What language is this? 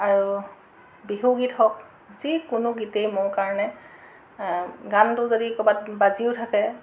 Assamese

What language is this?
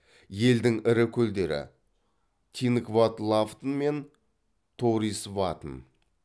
Kazakh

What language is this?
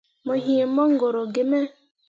Mundang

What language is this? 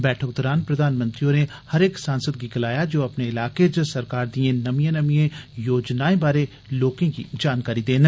Dogri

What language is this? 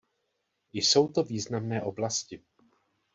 Czech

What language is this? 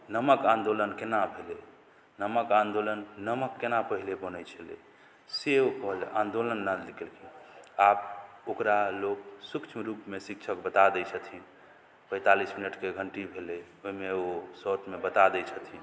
Maithili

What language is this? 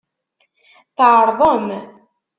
Kabyle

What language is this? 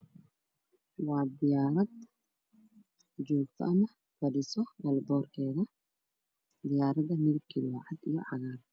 Somali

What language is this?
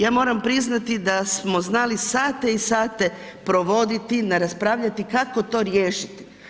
Croatian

